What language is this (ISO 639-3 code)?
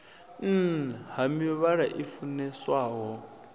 ven